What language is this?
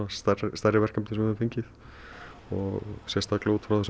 Icelandic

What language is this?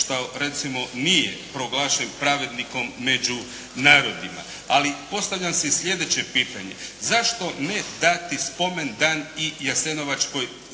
Croatian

